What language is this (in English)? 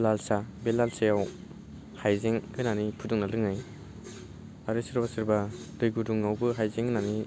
Bodo